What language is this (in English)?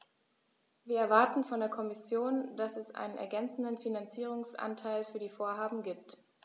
German